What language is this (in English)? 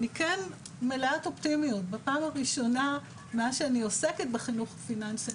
Hebrew